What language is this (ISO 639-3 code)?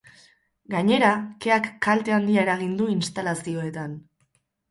eus